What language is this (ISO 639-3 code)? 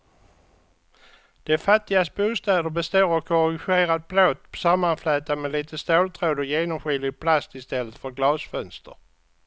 swe